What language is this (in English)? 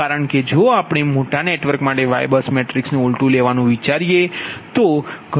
Gujarati